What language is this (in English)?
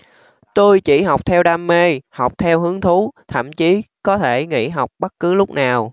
Vietnamese